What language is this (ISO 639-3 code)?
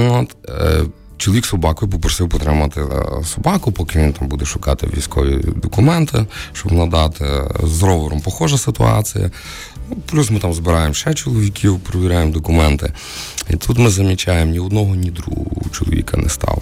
ukr